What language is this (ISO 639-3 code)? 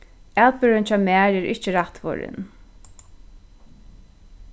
fao